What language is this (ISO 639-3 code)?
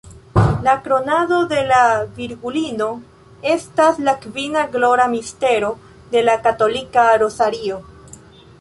epo